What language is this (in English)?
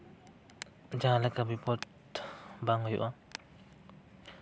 Santali